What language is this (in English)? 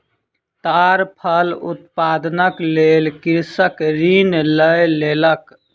Maithili